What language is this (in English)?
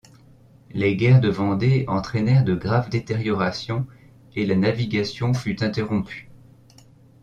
French